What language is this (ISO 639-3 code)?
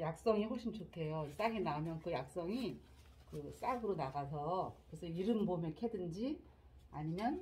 kor